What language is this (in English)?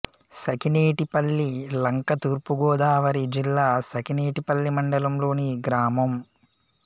Telugu